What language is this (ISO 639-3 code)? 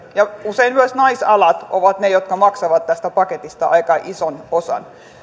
fin